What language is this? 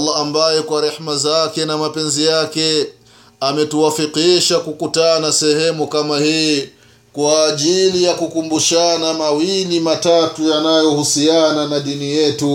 Swahili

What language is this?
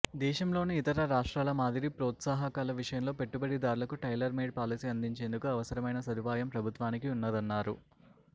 Telugu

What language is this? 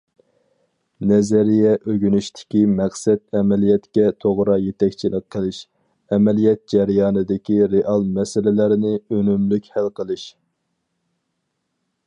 Uyghur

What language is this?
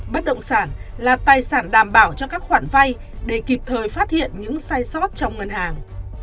Vietnamese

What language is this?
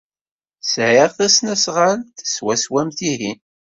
Kabyle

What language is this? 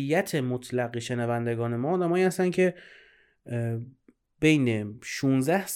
Persian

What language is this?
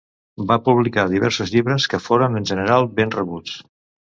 Catalan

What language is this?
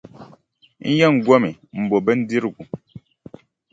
Dagbani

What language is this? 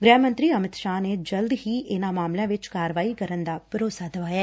Punjabi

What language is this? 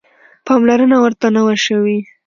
Pashto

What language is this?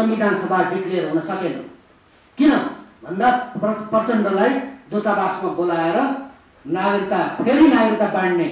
Indonesian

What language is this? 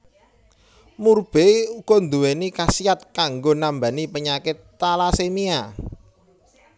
Javanese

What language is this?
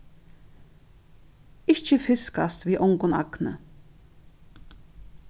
Faroese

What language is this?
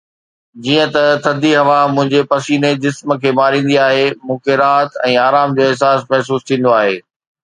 Sindhi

